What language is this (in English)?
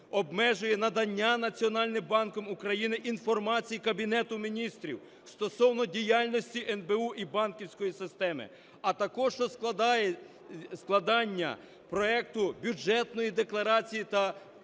Ukrainian